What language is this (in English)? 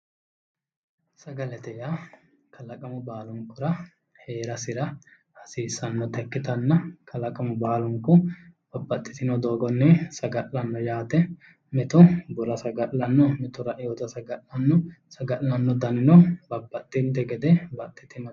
Sidamo